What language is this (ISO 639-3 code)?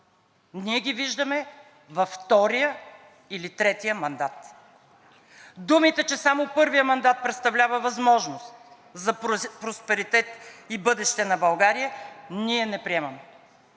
bul